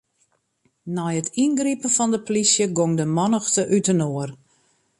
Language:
Western Frisian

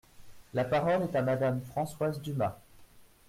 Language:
French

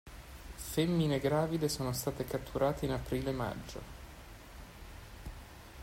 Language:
Italian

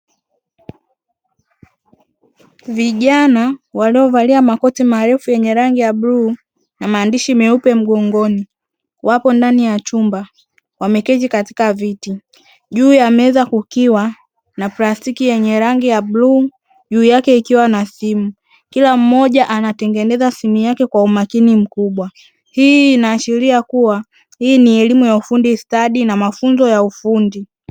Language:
Swahili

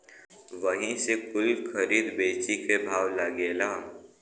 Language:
Bhojpuri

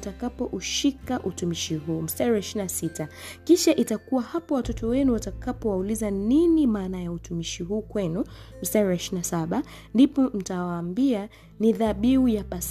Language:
Swahili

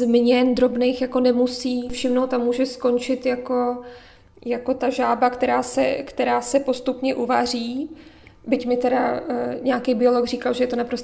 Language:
Czech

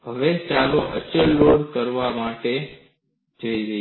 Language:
Gujarati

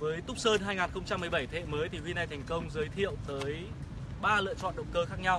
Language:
Vietnamese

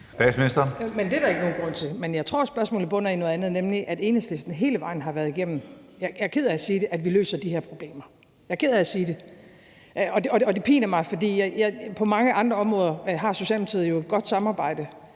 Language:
Danish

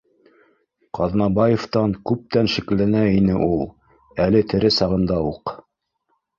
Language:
Bashkir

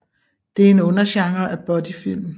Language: Danish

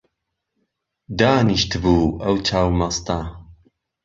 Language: Central Kurdish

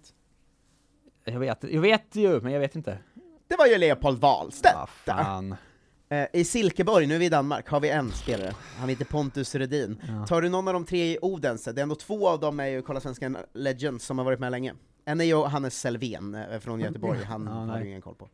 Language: Swedish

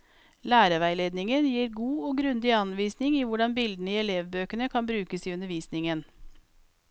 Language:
Norwegian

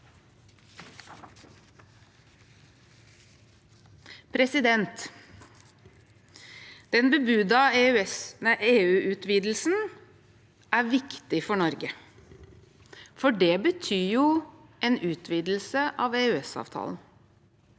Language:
Norwegian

